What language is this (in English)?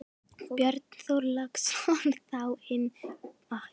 Icelandic